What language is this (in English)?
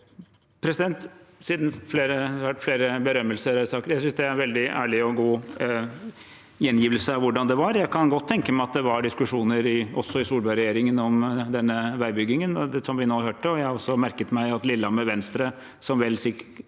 Norwegian